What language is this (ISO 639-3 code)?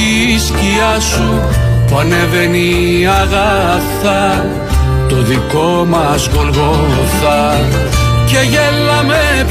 ell